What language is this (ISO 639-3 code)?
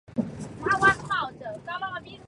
zho